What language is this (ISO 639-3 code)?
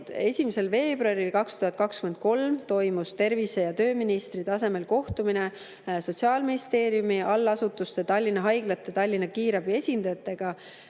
est